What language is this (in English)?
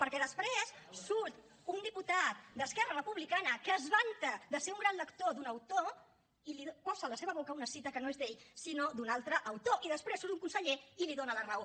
Catalan